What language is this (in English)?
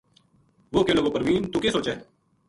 Gujari